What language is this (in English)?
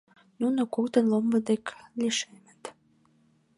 Mari